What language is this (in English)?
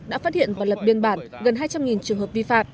Vietnamese